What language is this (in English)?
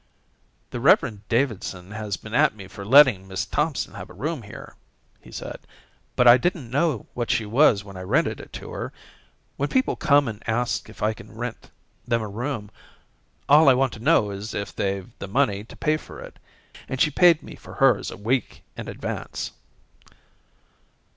English